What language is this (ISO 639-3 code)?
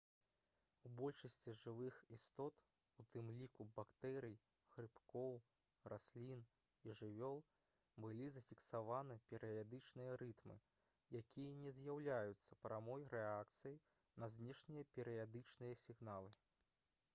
bel